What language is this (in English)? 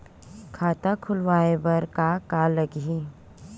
Chhattisgarhi